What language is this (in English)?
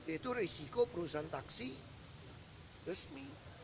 Indonesian